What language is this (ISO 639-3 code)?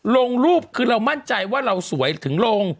tha